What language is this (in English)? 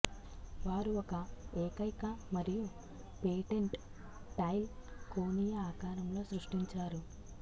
Telugu